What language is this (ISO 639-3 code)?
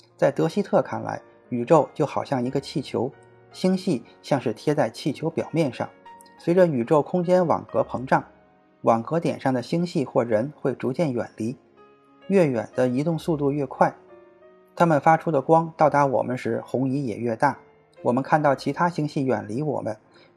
zho